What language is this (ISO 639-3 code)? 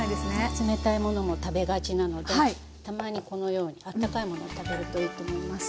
jpn